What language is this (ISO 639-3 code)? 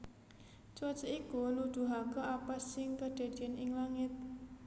jav